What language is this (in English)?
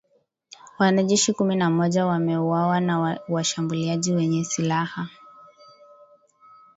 Swahili